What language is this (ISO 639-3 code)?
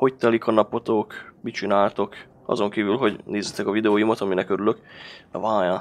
hun